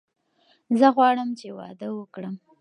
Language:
Pashto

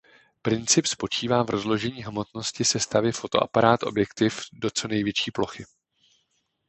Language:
Czech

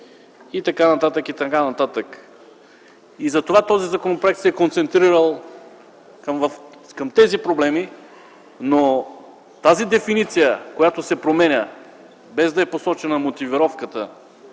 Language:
Bulgarian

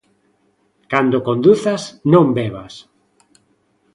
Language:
Galician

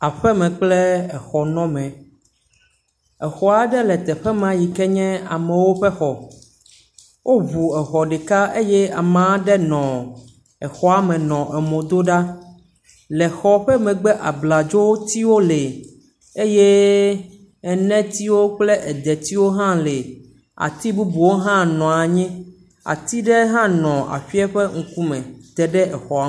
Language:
Ewe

